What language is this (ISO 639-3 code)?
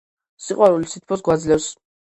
kat